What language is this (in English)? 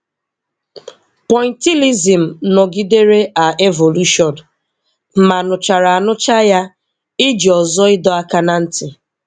Igbo